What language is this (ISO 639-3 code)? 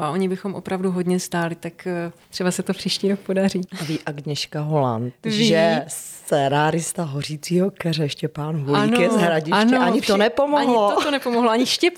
ces